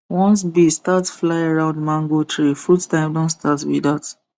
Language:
Nigerian Pidgin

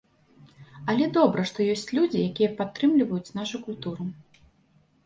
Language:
Belarusian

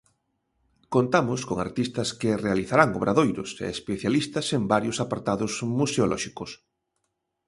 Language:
Galician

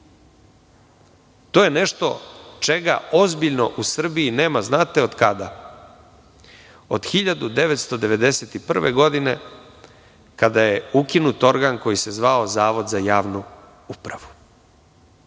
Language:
Serbian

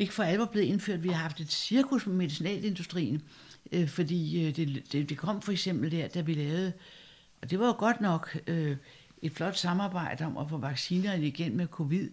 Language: Danish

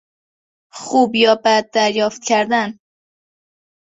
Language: Persian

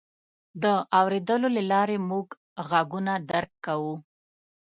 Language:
Pashto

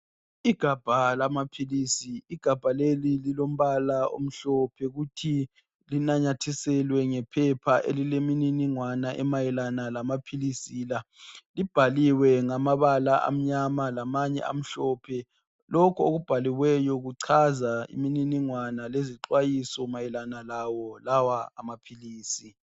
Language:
North Ndebele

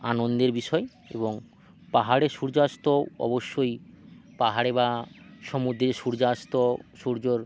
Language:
Bangla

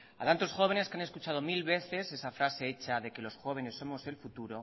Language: Spanish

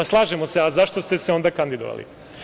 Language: Serbian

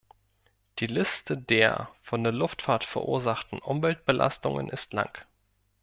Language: German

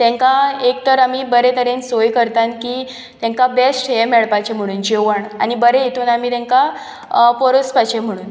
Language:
Konkani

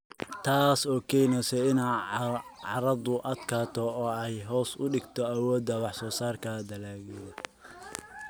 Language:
Somali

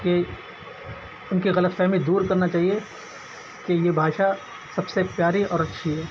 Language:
Urdu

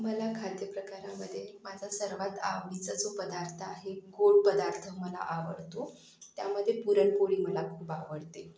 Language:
Marathi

